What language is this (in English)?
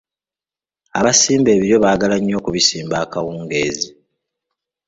Ganda